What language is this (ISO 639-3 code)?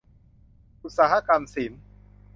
tha